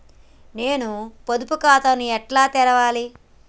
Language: Telugu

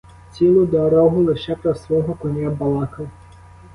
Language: Ukrainian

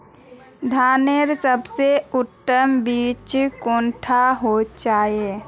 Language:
Magahi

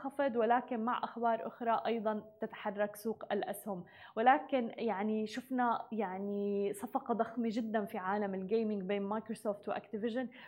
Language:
Arabic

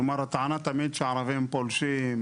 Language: Hebrew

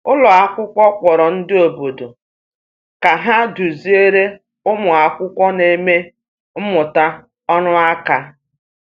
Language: Igbo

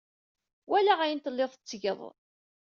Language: Kabyle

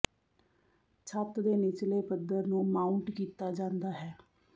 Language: Punjabi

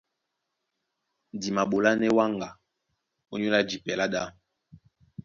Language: Duala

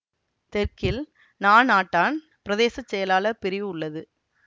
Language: Tamil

